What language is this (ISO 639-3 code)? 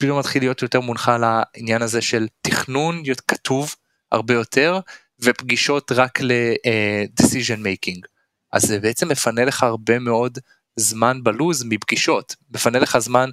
heb